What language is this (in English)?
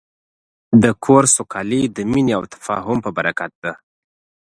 Pashto